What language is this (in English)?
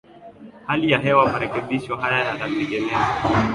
Swahili